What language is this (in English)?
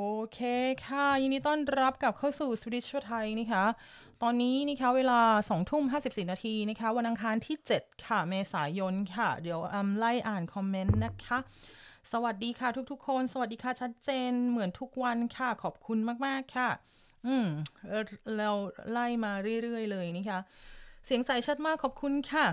Thai